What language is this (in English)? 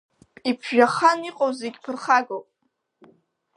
Abkhazian